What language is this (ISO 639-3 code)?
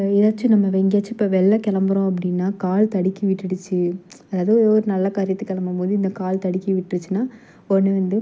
tam